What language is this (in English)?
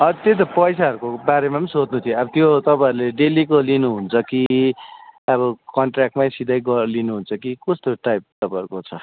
Nepali